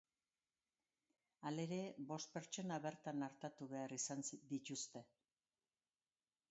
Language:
Basque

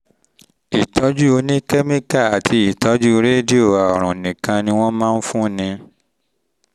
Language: Yoruba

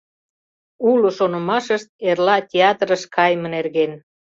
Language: Mari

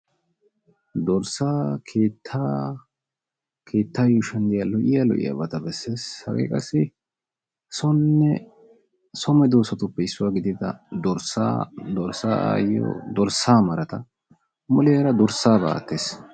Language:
Wolaytta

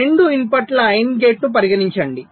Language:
Telugu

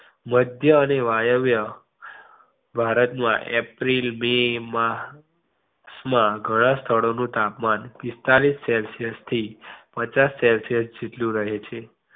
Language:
Gujarati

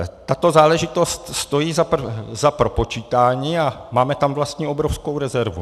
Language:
Czech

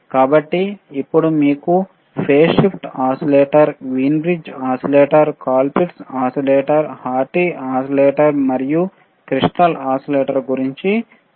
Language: Telugu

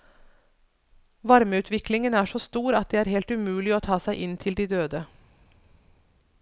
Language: Norwegian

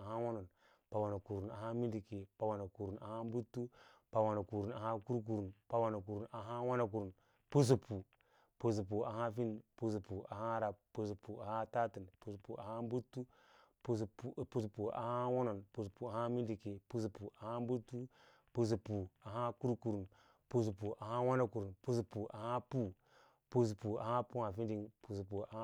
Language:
Lala-Roba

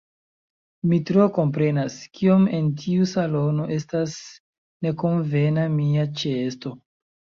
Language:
Esperanto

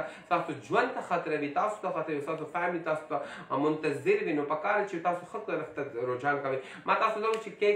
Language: Arabic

